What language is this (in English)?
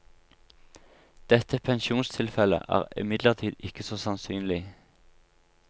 Norwegian